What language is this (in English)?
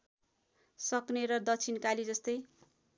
Nepali